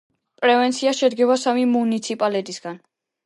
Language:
Georgian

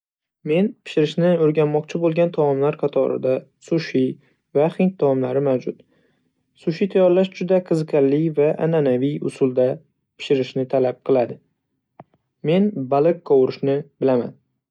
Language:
Uzbek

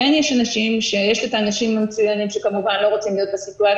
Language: Hebrew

